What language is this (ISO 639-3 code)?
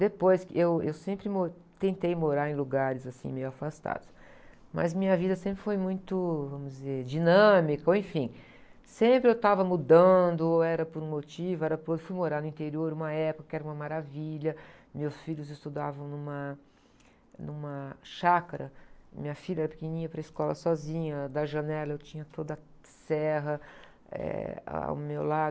por